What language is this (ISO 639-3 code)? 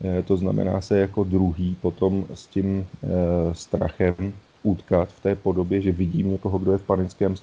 ces